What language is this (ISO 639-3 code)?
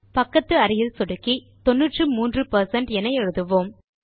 tam